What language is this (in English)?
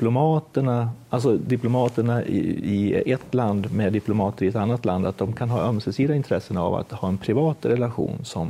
Swedish